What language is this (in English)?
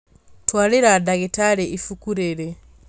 Kikuyu